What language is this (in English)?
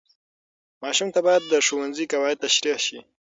Pashto